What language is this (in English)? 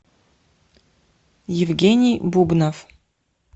Russian